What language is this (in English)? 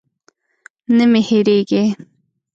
Pashto